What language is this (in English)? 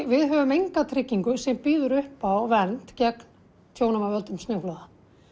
Icelandic